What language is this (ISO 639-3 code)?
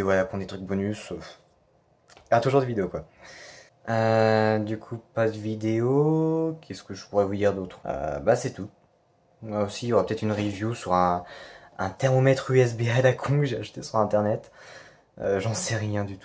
fra